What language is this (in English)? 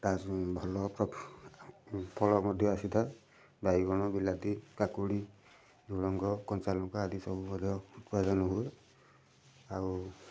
Odia